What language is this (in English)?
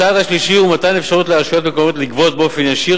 Hebrew